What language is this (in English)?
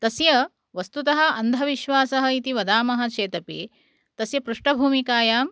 Sanskrit